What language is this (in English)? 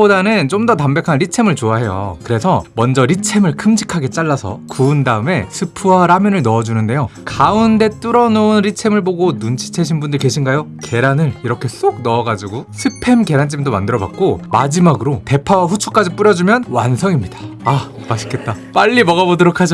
Korean